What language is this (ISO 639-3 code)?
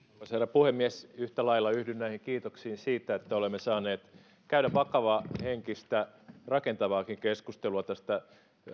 fin